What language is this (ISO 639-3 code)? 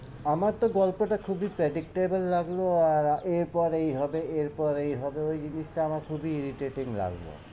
ben